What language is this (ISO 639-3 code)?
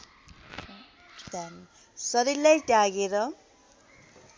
nep